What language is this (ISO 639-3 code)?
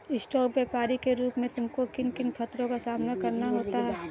hin